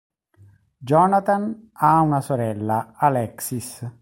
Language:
Italian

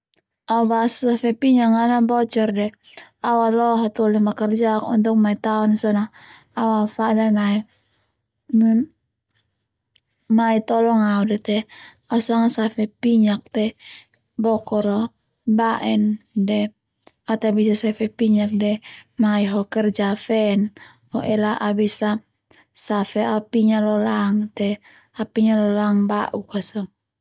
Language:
Termanu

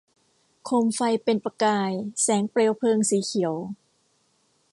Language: Thai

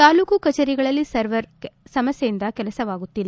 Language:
Kannada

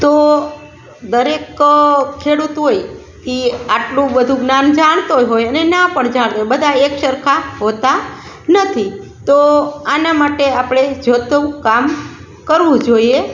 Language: Gujarati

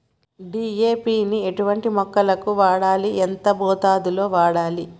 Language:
Telugu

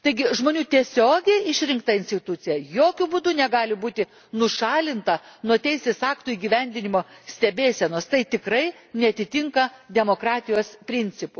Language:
Lithuanian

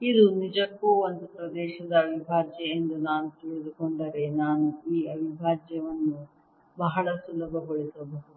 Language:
Kannada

